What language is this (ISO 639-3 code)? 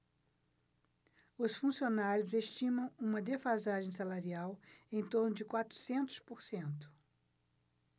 por